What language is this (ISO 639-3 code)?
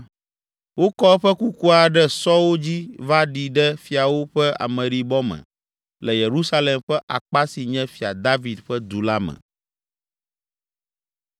ewe